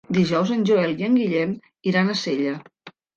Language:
Catalan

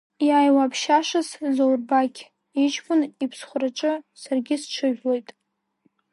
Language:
Abkhazian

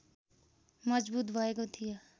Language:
Nepali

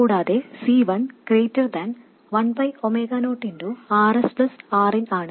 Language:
Malayalam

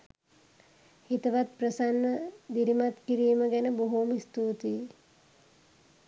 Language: Sinhala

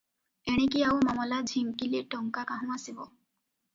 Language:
Odia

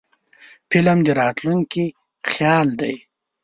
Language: Pashto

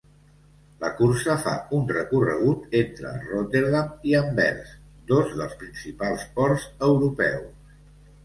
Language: Catalan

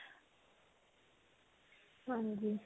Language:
Punjabi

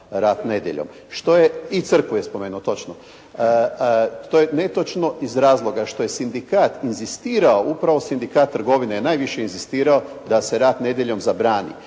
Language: Croatian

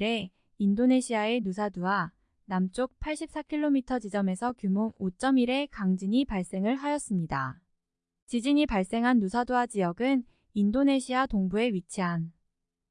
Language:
Korean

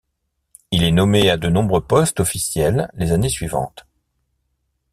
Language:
French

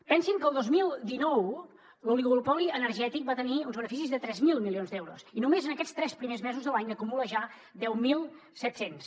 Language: Catalan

